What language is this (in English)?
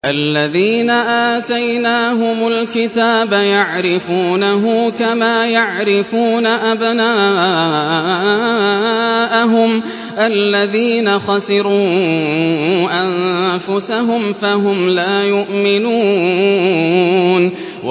Arabic